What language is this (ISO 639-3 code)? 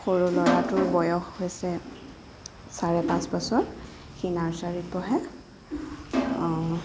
asm